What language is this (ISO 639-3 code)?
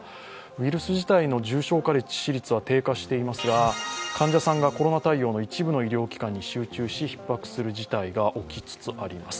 jpn